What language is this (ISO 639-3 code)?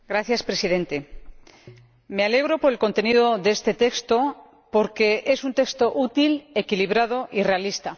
spa